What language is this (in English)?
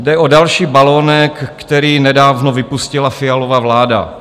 Czech